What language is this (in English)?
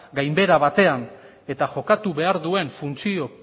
Basque